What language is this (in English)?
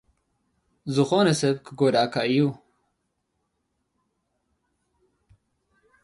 Tigrinya